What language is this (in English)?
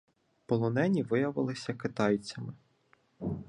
Ukrainian